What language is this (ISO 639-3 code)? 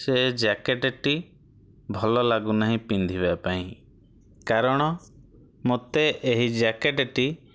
ori